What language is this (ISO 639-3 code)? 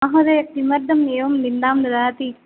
san